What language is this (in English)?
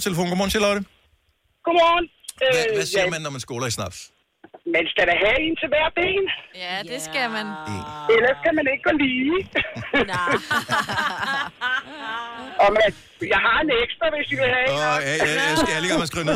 Danish